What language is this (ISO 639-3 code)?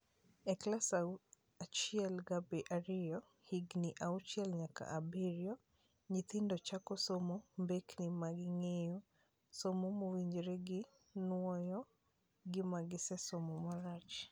luo